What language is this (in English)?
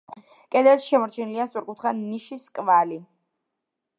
Georgian